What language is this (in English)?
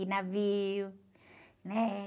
Portuguese